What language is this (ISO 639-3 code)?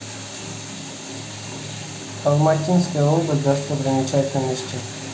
rus